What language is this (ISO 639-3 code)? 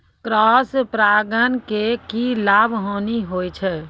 mai